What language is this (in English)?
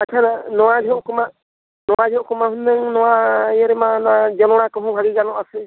Santali